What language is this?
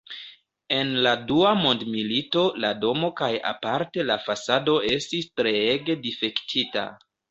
Esperanto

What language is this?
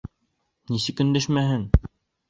Bashkir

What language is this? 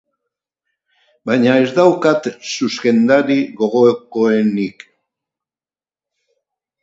Basque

